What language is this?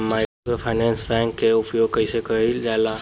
Bhojpuri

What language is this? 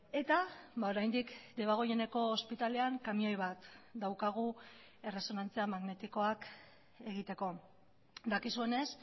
Basque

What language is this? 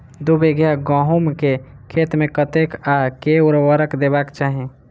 Maithili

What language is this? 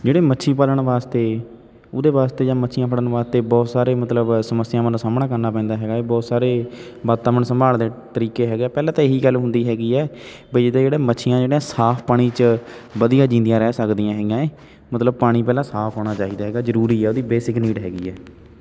Punjabi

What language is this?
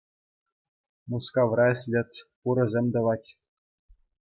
Chuvash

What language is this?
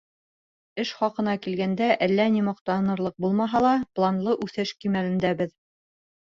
Bashkir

